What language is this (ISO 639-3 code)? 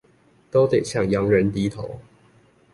zho